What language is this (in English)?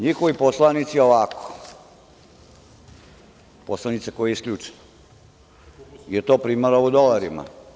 Serbian